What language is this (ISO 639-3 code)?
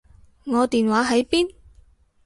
yue